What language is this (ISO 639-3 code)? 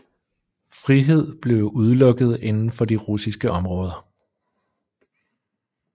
dan